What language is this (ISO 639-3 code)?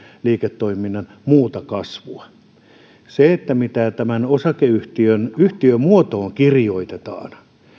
fin